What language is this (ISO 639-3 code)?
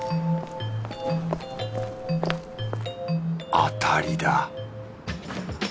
jpn